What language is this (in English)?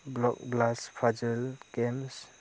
Bodo